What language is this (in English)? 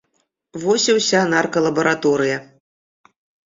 Belarusian